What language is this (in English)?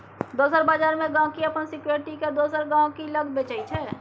Maithili